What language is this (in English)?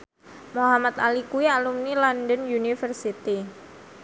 Javanese